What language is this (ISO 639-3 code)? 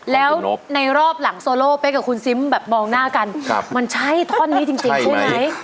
tha